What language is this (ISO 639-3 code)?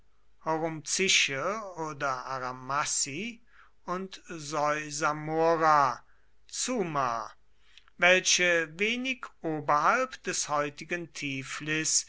deu